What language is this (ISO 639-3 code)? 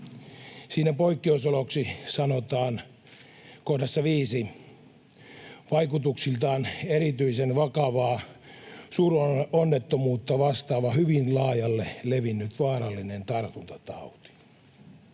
fin